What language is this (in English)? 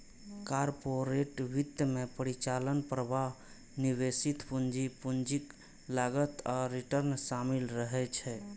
Maithili